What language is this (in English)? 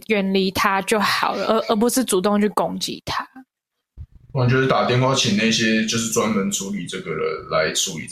Chinese